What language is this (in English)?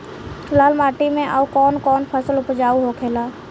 Bhojpuri